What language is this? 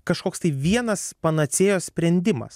Lithuanian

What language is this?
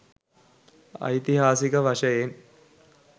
Sinhala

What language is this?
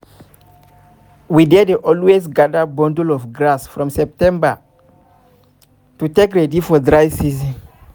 Nigerian Pidgin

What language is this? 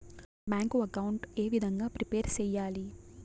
Telugu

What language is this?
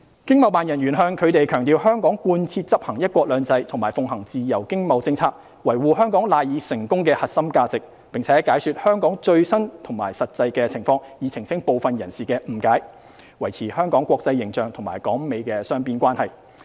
Cantonese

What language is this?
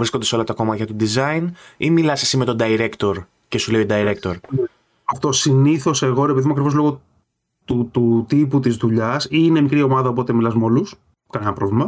Greek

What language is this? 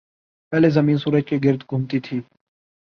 Urdu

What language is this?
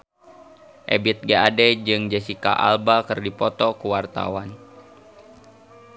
Sundanese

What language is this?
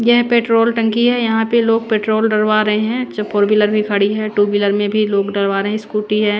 Hindi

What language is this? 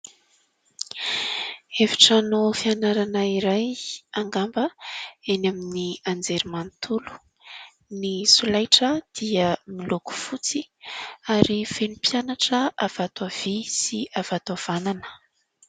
Malagasy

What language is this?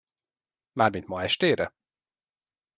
Hungarian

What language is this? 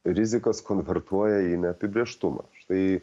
Lithuanian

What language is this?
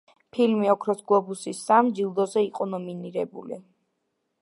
Georgian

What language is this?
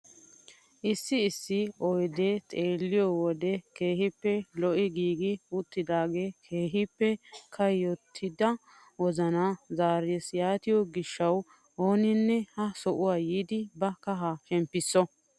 Wolaytta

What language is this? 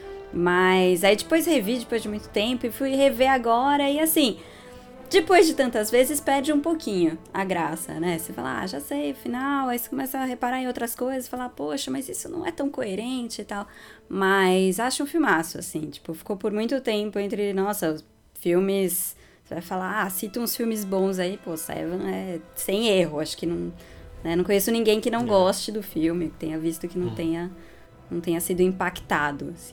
Portuguese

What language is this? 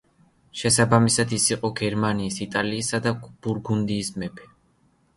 Georgian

